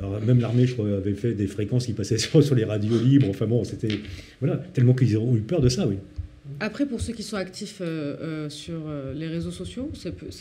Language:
French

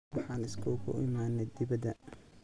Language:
Somali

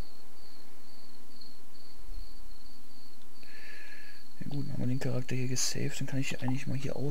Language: German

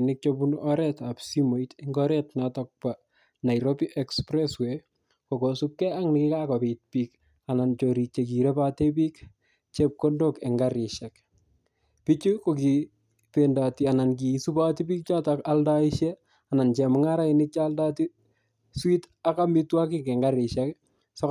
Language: Kalenjin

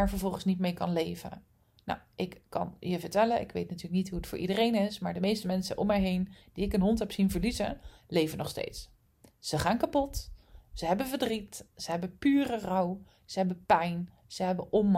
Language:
Dutch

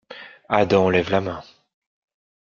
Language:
French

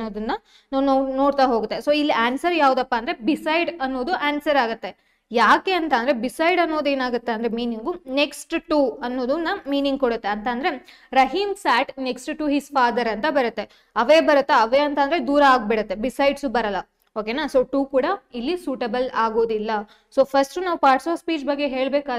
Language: Kannada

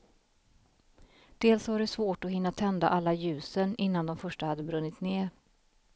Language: Swedish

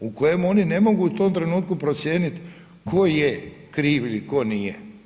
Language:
Croatian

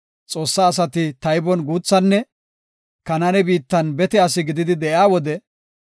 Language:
Gofa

